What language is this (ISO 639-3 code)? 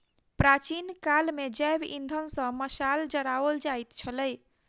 mai